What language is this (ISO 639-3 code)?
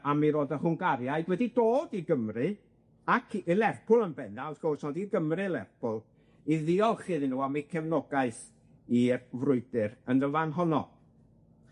cym